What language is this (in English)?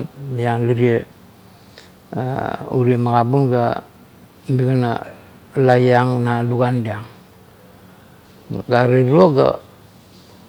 Kuot